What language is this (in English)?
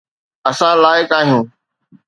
Sindhi